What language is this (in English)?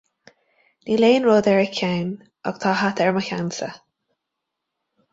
Irish